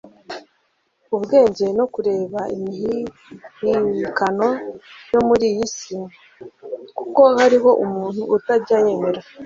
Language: Kinyarwanda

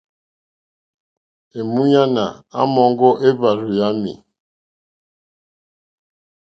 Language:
Mokpwe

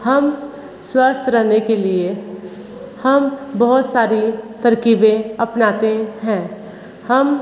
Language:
Hindi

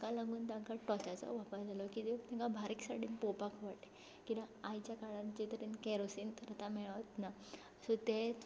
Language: Konkani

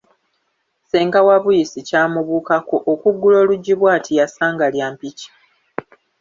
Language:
Ganda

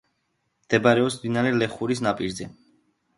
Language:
Georgian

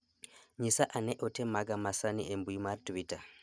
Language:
Luo (Kenya and Tanzania)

